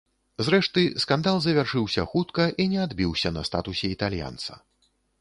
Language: Belarusian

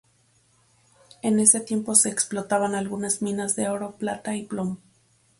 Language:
Spanish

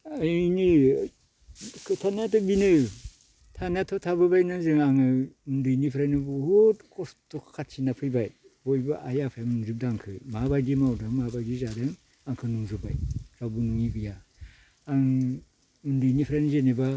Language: Bodo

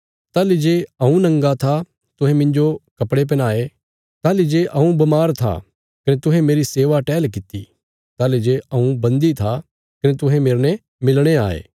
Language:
Bilaspuri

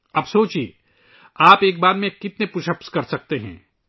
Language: Urdu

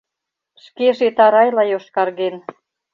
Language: Mari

